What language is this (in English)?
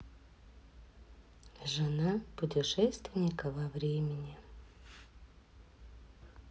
Russian